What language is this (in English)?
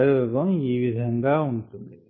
Telugu